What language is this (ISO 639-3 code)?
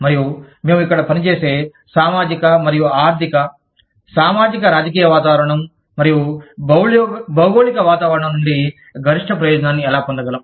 tel